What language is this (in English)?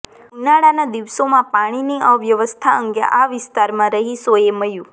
Gujarati